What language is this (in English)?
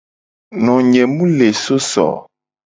Gen